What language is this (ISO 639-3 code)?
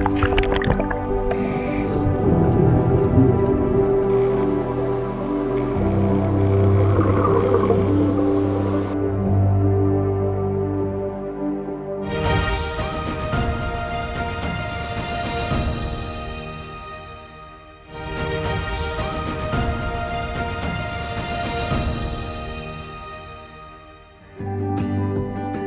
ind